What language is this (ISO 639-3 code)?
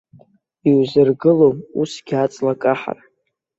abk